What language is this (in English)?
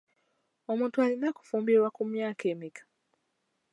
Ganda